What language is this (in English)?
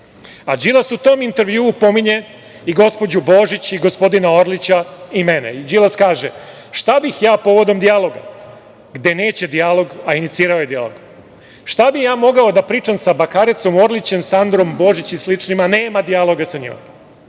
Serbian